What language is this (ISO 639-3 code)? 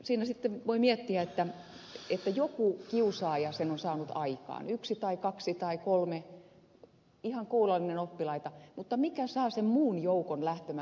fin